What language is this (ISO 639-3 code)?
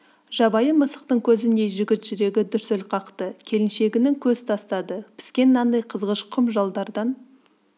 kaz